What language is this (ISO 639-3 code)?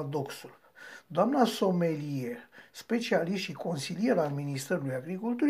ron